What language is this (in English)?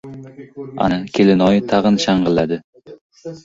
Uzbek